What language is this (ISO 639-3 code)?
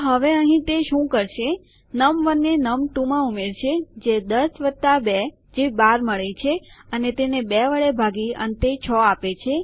guj